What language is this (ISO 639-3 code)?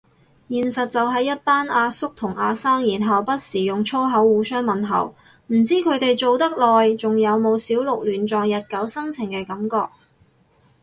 yue